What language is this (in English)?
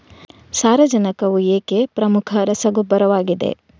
Kannada